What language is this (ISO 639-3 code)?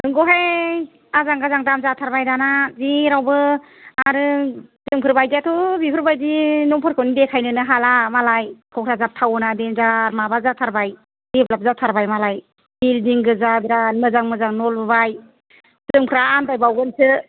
brx